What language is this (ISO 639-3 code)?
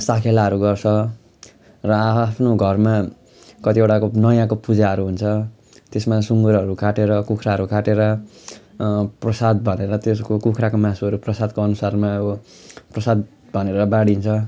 nep